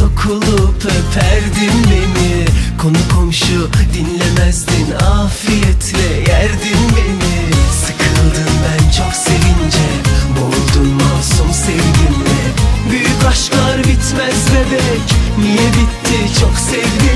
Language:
Turkish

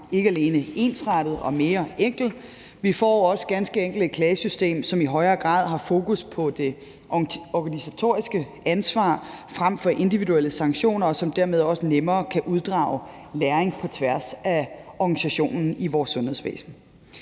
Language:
Danish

